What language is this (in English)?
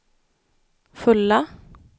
Swedish